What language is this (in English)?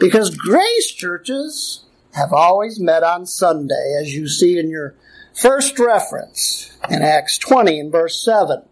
English